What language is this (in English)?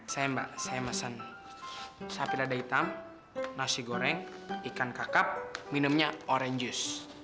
Indonesian